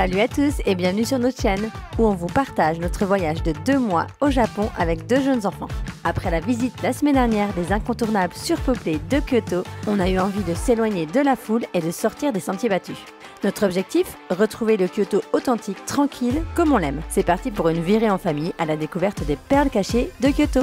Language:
French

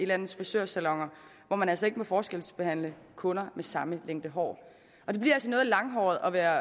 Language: Danish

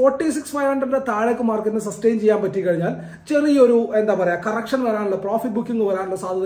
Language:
Malayalam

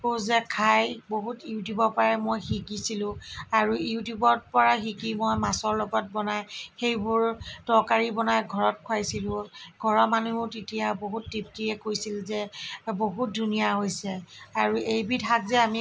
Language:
Assamese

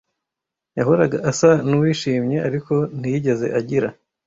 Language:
Kinyarwanda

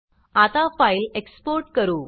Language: Marathi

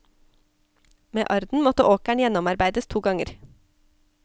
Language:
Norwegian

